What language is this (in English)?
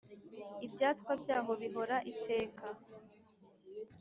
Kinyarwanda